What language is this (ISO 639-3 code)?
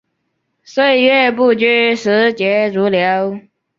zho